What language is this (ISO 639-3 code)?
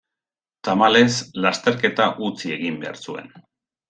eus